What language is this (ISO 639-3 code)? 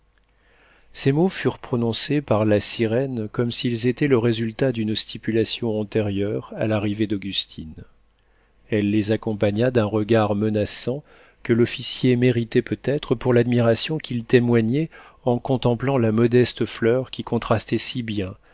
fra